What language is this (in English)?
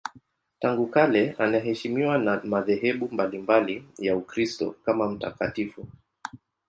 Swahili